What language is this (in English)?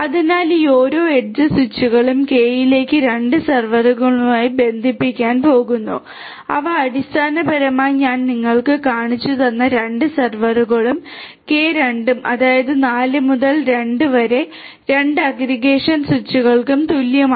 Malayalam